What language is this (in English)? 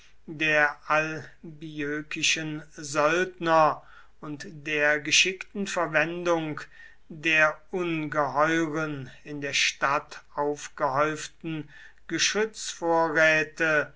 German